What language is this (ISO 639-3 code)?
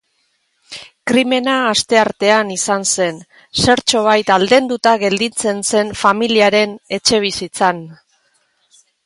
eus